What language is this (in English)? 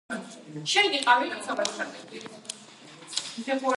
Georgian